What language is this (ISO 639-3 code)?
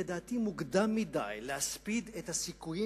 heb